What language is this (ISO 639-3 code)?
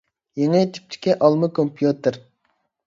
uig